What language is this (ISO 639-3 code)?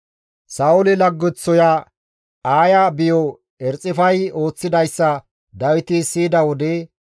gmv